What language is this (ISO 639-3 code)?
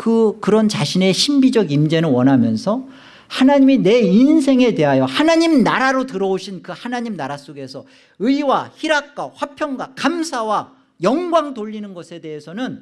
kor